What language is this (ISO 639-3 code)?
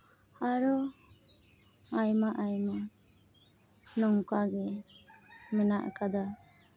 sat